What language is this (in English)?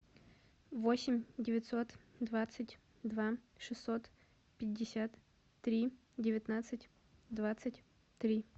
Russian